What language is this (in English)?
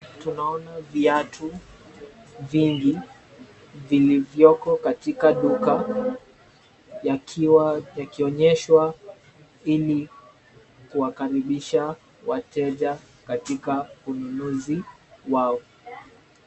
Swahili